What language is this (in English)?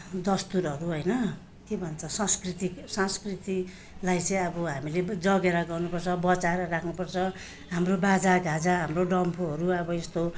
Nepali